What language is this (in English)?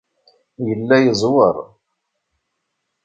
Kabyle